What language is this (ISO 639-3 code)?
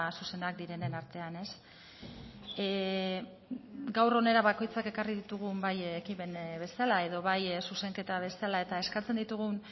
eus